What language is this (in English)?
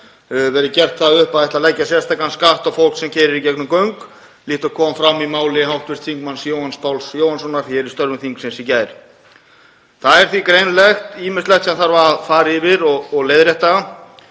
Icelandic